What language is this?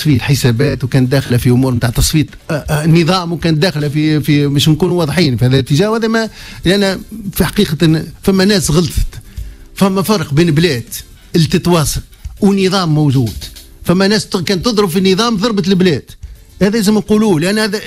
Arabic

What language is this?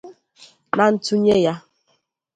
Igbo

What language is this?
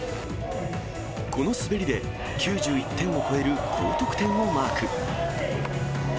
Japanese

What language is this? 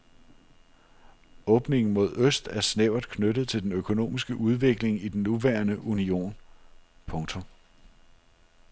Danish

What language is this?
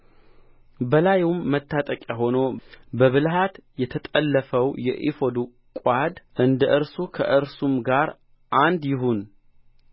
Amharic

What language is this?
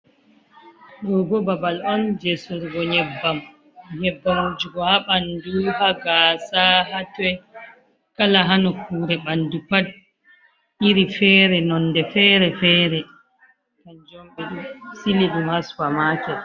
Fula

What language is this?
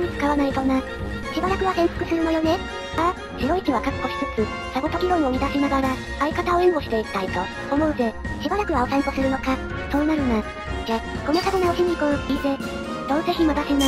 Japanese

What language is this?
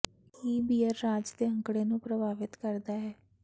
Punjabi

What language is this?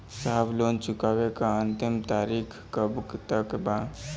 Bhojpuri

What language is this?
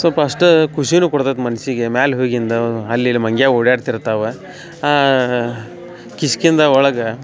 Kannada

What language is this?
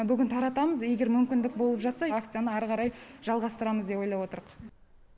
Kazakh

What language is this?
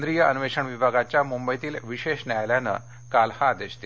Marathi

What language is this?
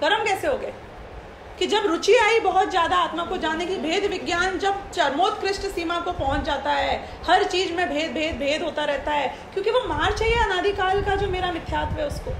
Hindi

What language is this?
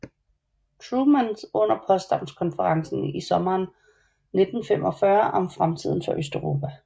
Danish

